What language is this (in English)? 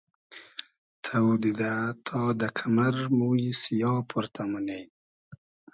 Hazaragi